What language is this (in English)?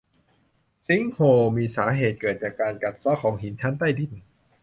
Thai